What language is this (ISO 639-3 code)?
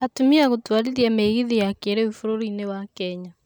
kik